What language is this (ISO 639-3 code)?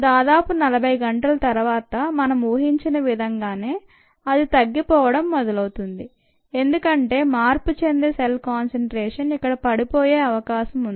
tel